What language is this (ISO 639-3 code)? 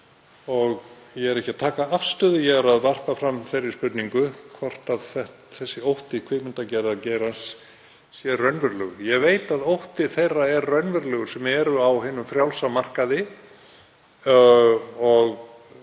isl